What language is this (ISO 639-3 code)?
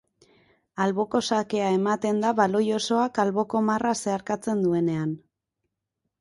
eus